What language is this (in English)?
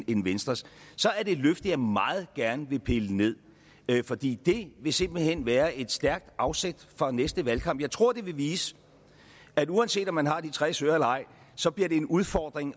Danish